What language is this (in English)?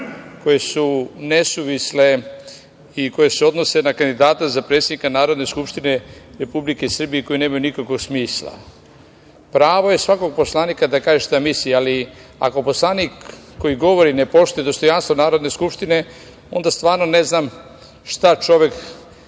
Serbian